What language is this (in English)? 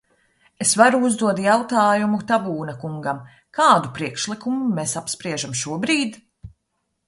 Latvian